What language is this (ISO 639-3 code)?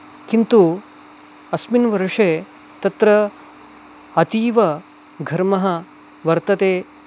san